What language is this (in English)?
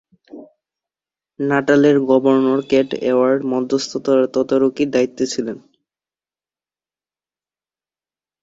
Bangla